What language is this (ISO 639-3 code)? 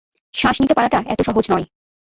ben